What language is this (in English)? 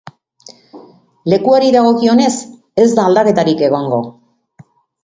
Basque